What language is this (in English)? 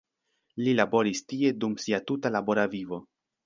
Esperanto